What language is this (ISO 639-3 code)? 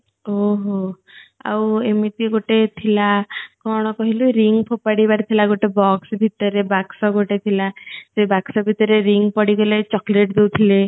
ori